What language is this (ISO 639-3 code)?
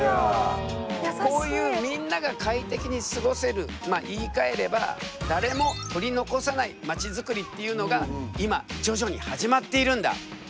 jpn